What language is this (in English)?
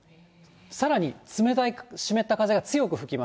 Japanese